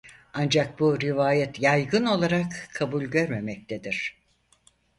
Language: Turkish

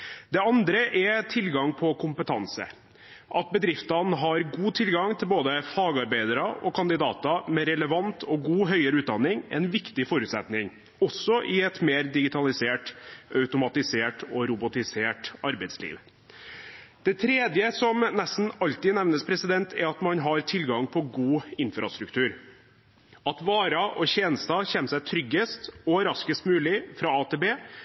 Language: Norwegian Bokmål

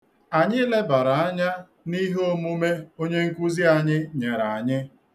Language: Igbo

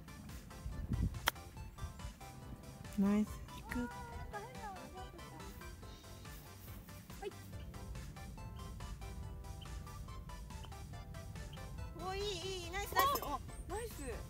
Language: Japanese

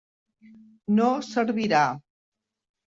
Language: Catalan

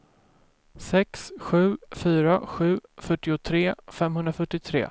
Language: Swedish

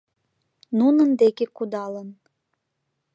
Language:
Mari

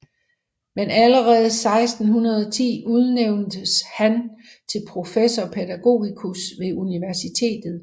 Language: Danish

